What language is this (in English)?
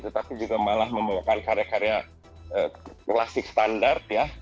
Indonesian